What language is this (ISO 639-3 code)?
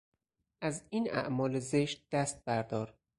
fas